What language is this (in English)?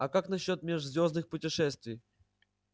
Russian